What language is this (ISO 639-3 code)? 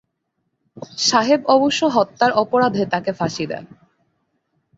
ben